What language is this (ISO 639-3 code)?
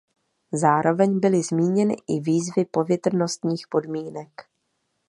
ces